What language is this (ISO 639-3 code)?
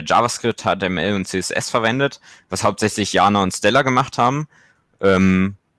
deu